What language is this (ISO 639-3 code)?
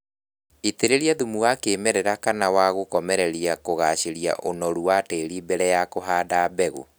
kik